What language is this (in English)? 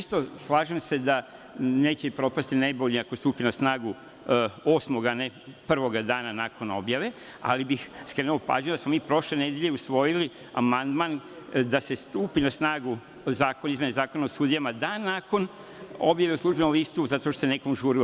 Serbian